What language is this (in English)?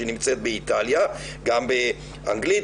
Hebrew